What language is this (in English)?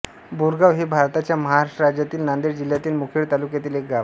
Marathi